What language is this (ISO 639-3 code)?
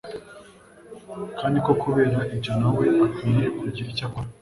kin